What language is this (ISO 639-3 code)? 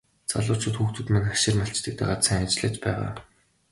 mon